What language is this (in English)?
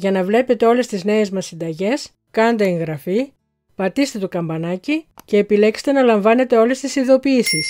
Greek